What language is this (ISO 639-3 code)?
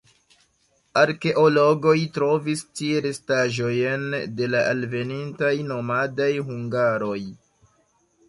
epo